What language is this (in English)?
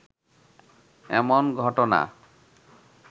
Bangla